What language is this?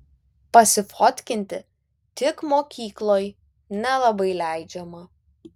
Lithuanian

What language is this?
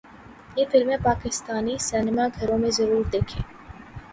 Urdu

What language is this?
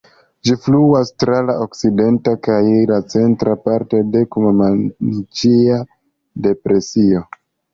Esperanto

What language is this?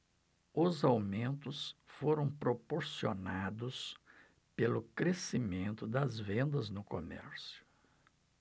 Portuguese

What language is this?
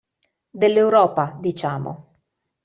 Italian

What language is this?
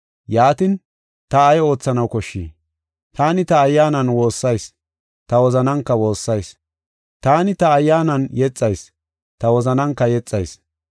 Gofa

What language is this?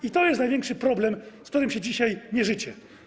Polish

